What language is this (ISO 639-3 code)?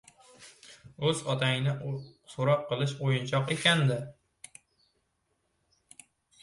uzb